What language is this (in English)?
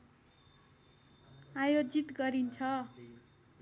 Nepali